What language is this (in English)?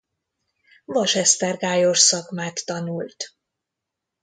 Hungarian